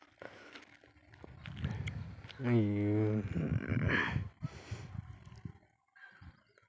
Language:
Santali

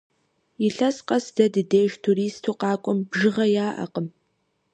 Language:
Kabardian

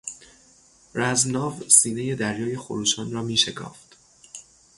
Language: Persian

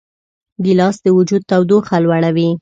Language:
Pashto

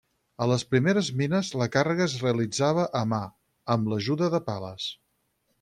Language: Catalan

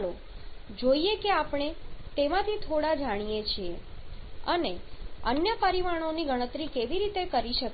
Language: Gujarati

